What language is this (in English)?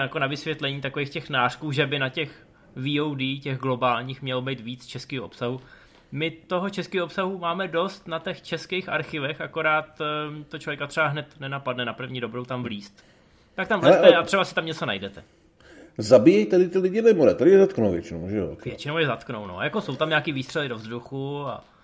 Czech